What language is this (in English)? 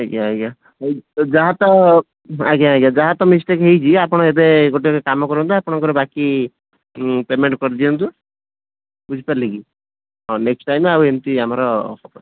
Odia